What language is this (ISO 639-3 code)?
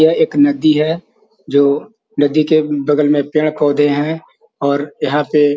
mag